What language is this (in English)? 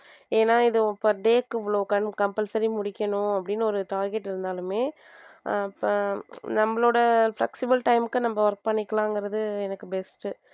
Tamil